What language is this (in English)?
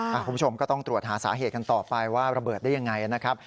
Thai